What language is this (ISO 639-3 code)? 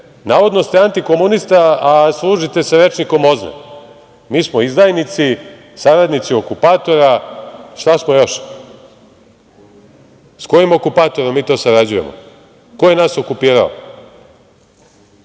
srp